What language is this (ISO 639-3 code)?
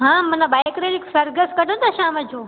snd